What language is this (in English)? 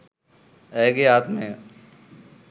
Sinhala